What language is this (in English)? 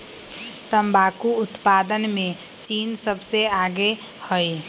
Magahi